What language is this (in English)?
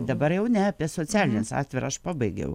Lithuanian